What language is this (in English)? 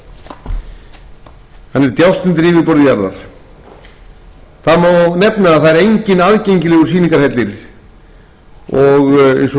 Icelandic